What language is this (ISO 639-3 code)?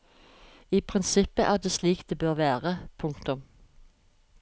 nor